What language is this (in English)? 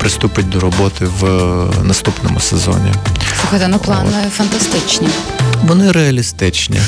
Ukrainian